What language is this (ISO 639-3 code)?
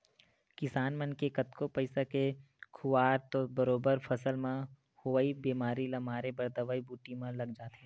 hne